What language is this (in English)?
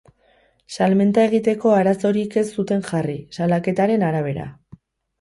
Basque